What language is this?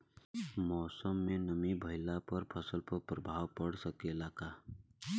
Bhojpuri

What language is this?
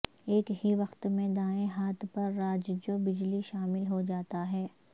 Urdu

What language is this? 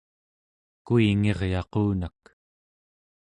Central Yupik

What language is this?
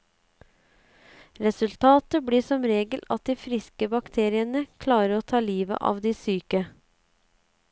Norwegian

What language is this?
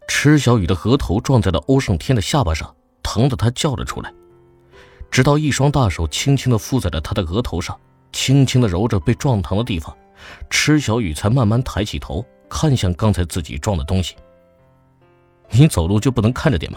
Chinese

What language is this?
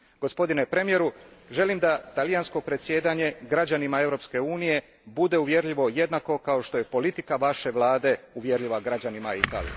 Croatian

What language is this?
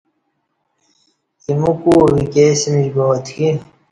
Kati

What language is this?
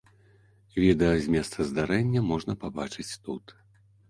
Belarusian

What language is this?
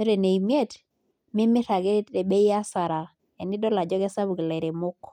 Masai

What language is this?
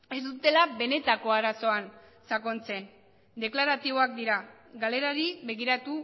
Basque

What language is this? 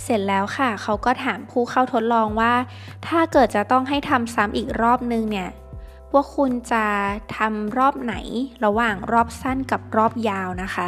Thai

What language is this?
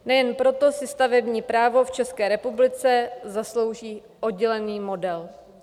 Czech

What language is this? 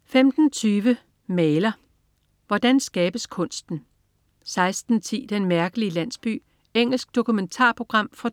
Danish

